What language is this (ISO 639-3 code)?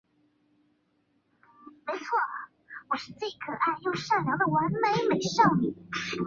zho